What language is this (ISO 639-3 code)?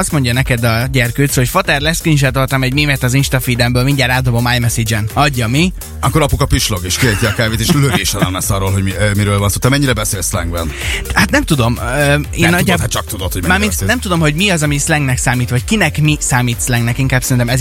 hun